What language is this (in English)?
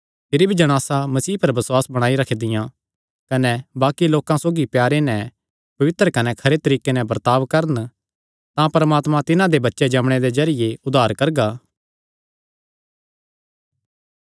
Kangri